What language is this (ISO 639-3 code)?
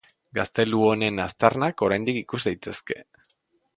eus